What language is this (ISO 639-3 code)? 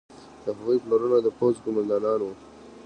pus